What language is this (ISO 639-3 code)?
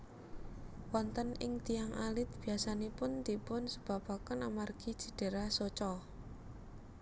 jav